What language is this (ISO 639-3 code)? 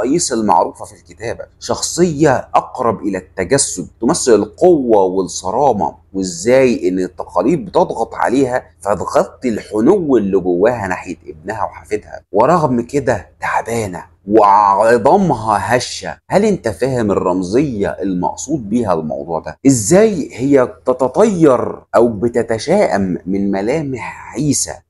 ara